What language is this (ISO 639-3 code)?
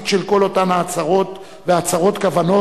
heb